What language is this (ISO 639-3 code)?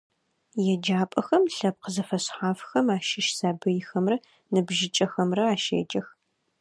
ady